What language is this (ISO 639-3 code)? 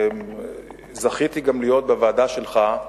heb